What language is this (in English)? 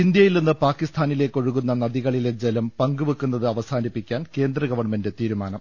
Malayalam